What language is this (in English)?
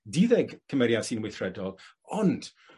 Welsh